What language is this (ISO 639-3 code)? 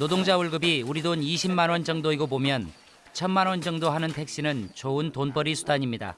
kor